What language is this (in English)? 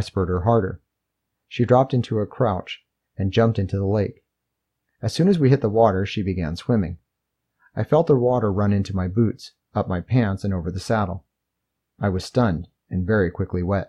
English